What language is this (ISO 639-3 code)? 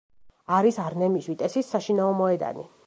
kat